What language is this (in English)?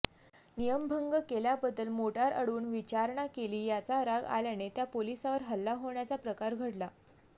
Marathi